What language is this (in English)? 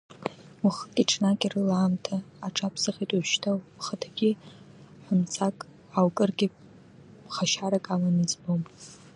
Abkhazian